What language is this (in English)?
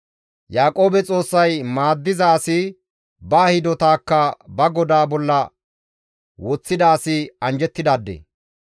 Gamo